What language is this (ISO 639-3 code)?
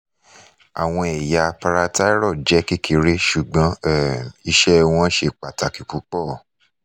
yor